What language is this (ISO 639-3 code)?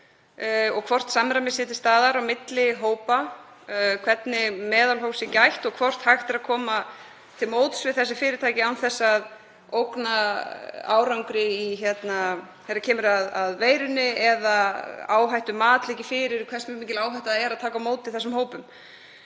isl